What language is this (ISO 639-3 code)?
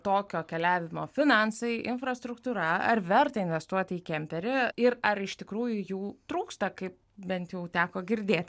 lit